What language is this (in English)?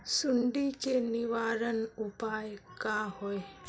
Magahi